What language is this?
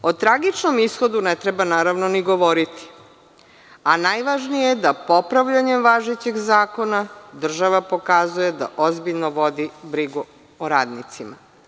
Serbian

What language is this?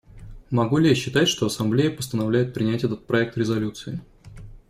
Russian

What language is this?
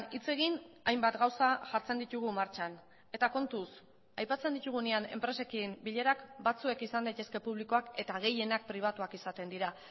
Basque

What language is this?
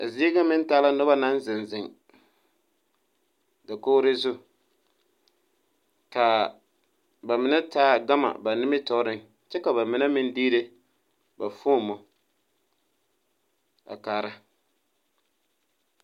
Southern Dagaare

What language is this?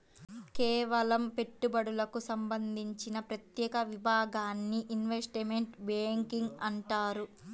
Telugu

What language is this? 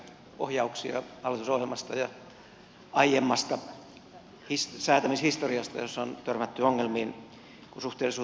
Finnish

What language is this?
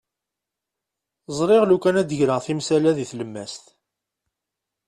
Kabyle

